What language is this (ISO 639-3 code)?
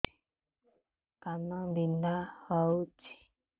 ori